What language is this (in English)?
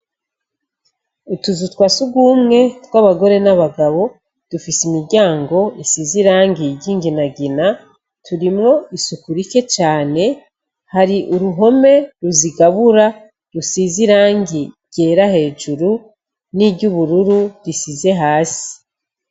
Rundi